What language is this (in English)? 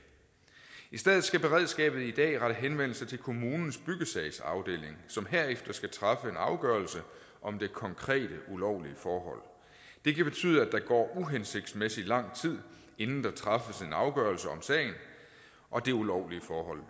Danish